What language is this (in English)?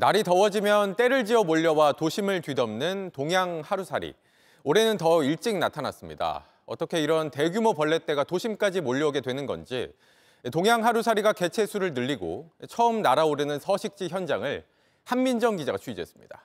Korean